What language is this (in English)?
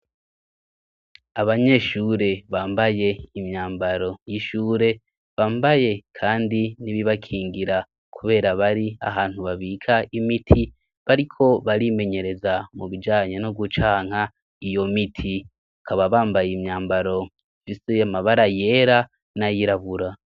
Rundi